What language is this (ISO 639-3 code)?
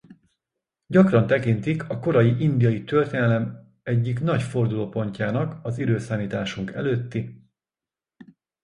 hun